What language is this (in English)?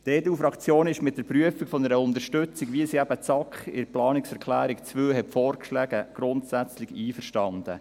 Swiss German